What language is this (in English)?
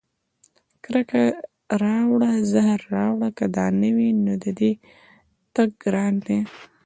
Pashto